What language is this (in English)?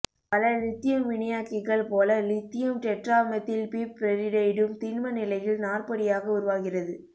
Tamil